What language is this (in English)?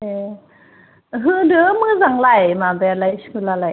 Bodo